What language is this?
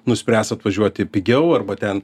Lithuanian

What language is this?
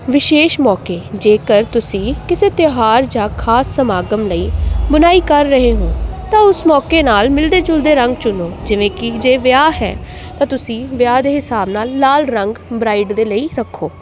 Punjabi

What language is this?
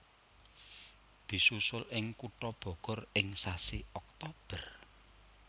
Javanese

